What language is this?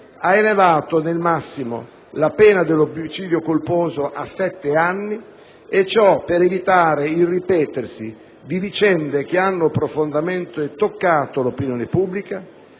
Italian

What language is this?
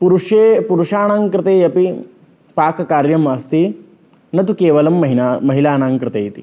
Sanskrit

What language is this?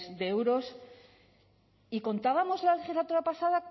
Spanish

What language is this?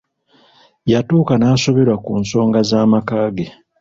Ganda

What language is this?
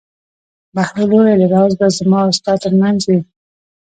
Pashto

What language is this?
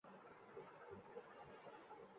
Urdu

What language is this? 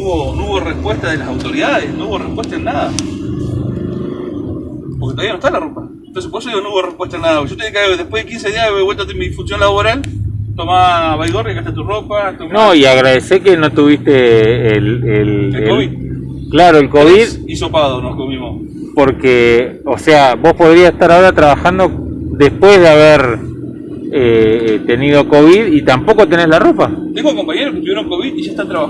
Spanish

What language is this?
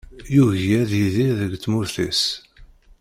Kabyle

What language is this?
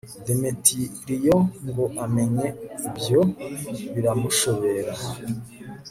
Kinyarwanda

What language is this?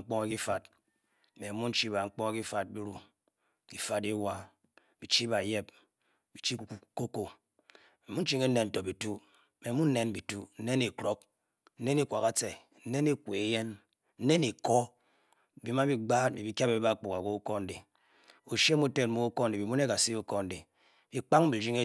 Bokyi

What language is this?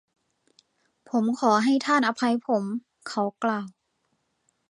Thai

